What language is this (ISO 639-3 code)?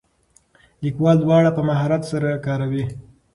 pus